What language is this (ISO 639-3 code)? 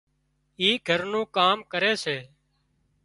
kxp